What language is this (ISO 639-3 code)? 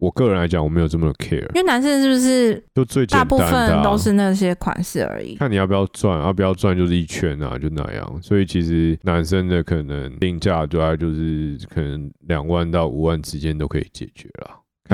zho